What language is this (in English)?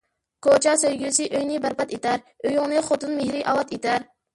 Uyghur